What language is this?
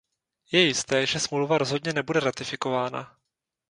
Czech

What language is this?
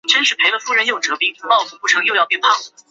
Chinese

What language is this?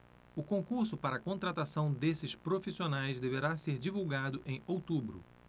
Portuguese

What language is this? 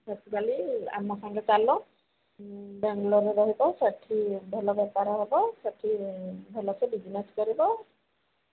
Odia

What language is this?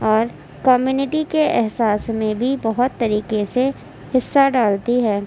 Urdu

